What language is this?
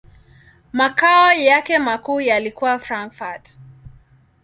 Swahili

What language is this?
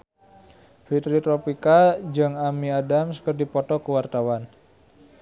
Sundanese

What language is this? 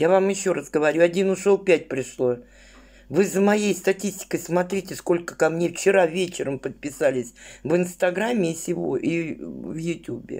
Russian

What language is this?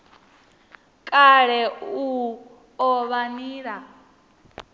Venda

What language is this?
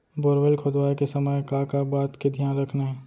Chhattisgarhi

